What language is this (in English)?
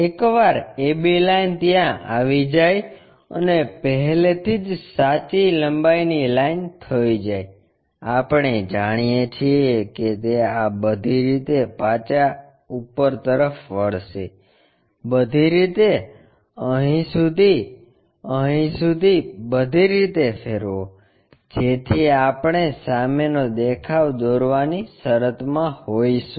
Gujarati